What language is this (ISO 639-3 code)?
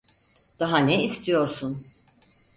tur